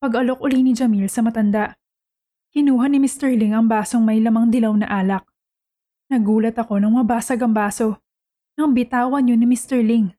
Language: Filipino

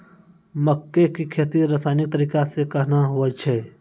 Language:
Maithili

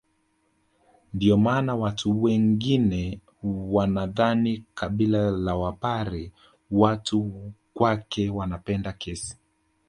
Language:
Swahili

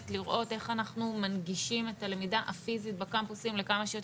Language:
Hebrew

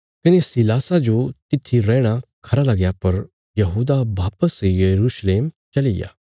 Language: Bilaspuri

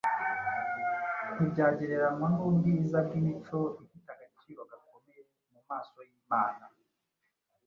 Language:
Kinyarwanda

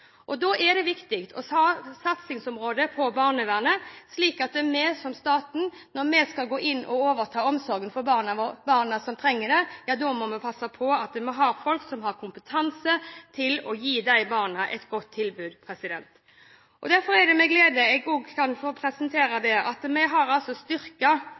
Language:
Norwegian Bokmål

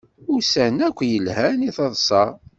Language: Kabyle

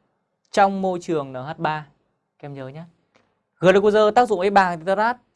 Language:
Vietnamese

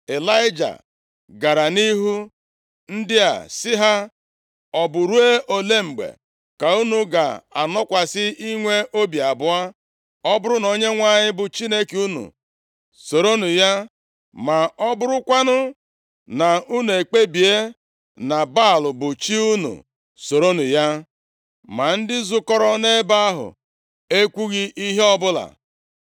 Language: Igbo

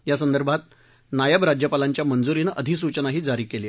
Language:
Marathi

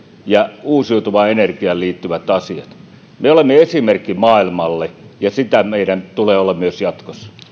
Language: Finnish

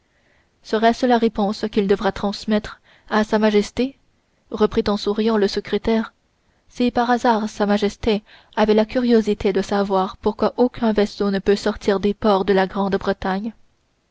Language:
French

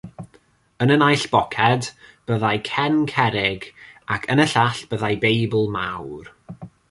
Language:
Welsh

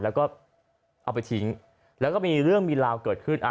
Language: Thai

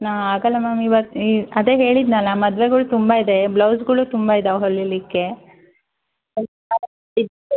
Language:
Kannada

